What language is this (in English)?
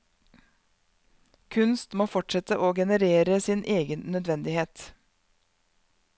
Norwegian